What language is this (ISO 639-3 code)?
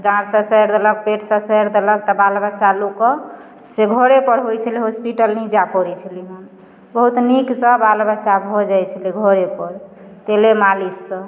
mai